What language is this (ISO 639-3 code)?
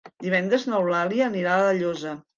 cat